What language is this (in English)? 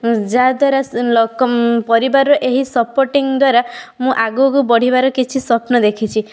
Odia